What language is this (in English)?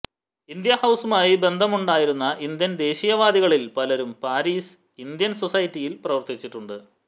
Malayalam